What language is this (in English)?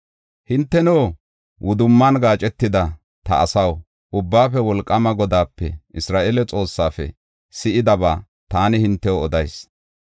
Gofa